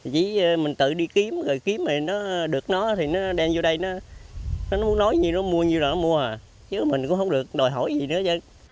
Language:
Vietnamese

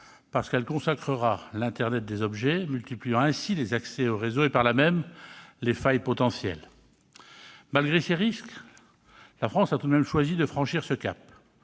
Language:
French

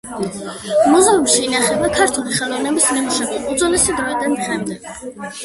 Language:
Georgian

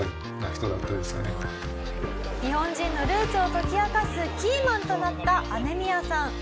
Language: Japanese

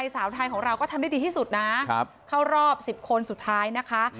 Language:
Thai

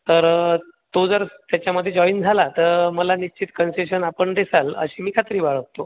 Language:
Marathi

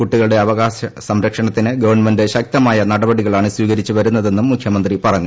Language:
Malayalam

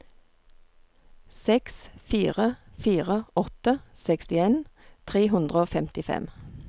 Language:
Norwegian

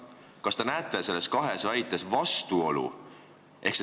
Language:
Estonian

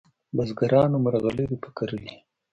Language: Pashto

